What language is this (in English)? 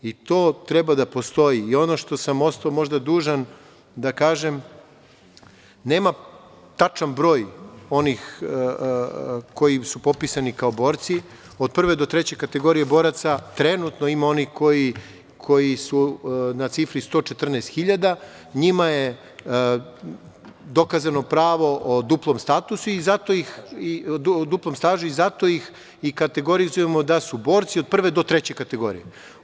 Serbian